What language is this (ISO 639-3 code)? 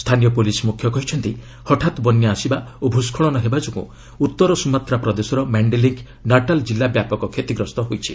ori